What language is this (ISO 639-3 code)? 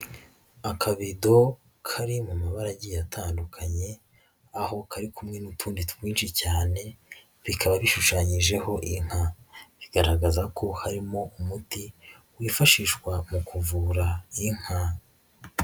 kin